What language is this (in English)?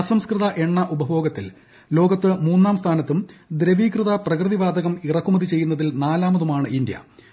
Malayalam